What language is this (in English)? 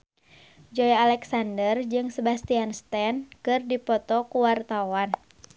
Sundanese